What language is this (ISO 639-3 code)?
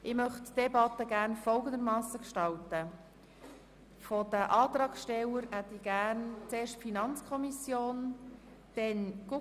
gsw